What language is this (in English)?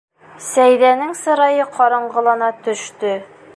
Bashkir